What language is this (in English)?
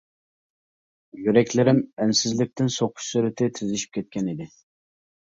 Uyghur